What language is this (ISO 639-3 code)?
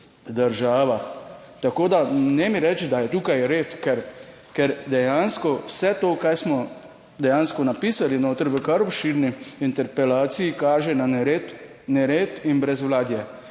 slv